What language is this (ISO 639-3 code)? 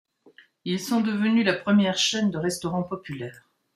fra